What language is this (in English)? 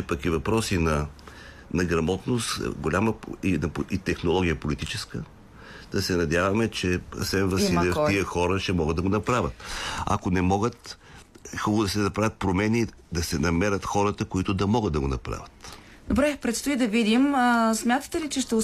Bulgarian